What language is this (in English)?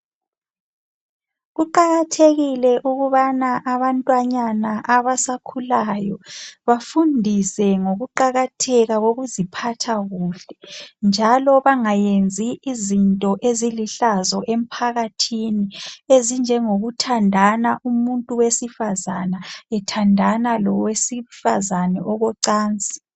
North Ndebele